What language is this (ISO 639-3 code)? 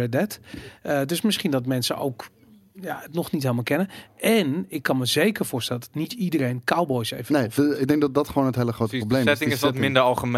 nld